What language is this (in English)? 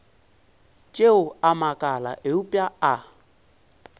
Northern Sotho